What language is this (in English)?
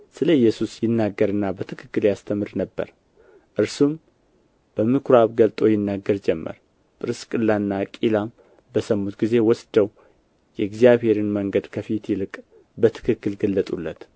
Amharic